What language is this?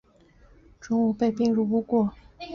Chinese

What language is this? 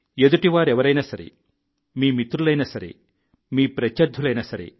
Telugu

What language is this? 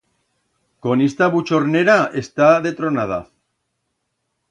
Aragonese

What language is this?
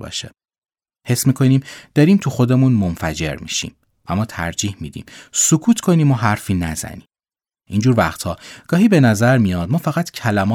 Persian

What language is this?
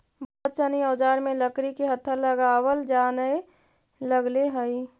Magahi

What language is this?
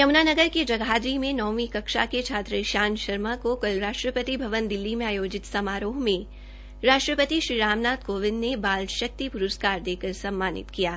Hindi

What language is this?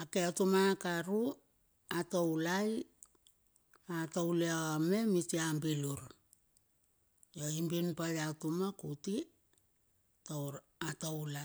Bilur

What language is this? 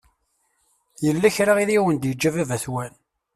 Kabyle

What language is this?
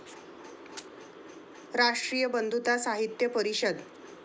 Marathi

